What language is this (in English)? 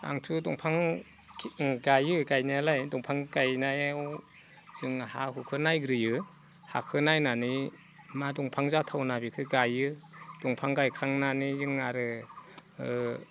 Bodo